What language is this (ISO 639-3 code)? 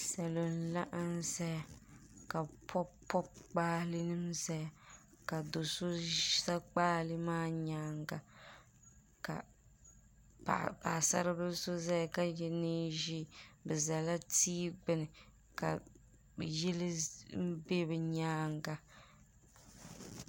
dag